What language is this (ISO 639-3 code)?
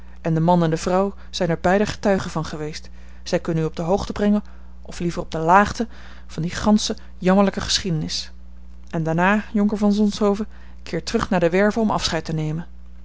nld